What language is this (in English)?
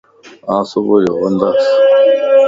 Lasi